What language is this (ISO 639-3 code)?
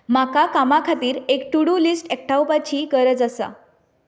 kok